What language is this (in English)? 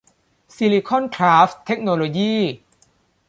Thai